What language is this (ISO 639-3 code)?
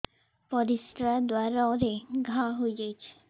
ori